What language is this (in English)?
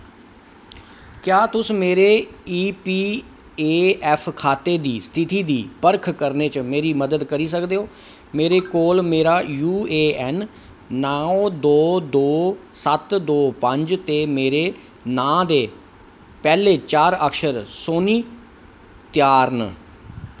Dogri